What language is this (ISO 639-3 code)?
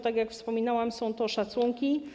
pol